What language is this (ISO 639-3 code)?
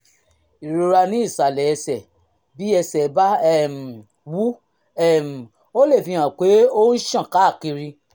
yor